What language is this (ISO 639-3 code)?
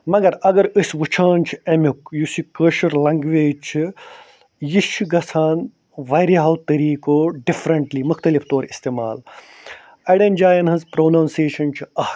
kas